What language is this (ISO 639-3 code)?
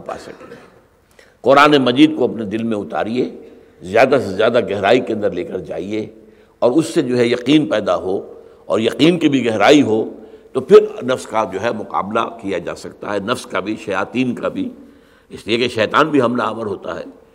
urd